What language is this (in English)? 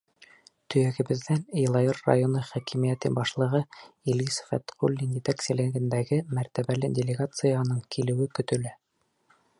Bashkir